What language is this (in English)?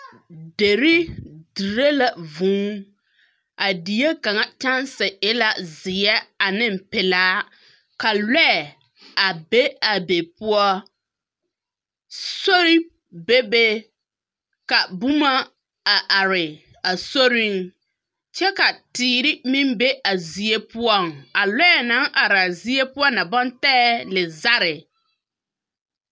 Southern Dagaare